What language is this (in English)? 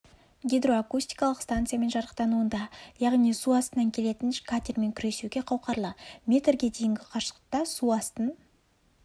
Kazakh